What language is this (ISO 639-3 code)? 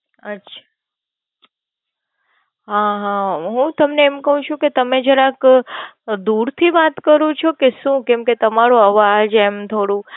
guj